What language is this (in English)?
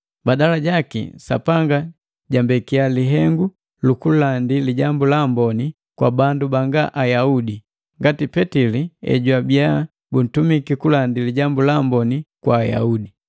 Matengo